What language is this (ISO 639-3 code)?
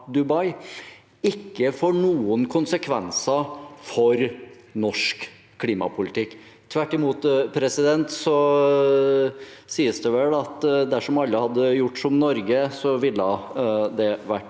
nor